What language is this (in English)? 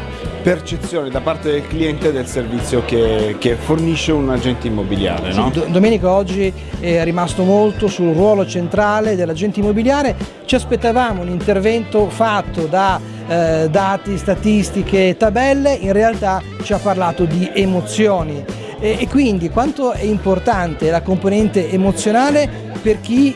Italian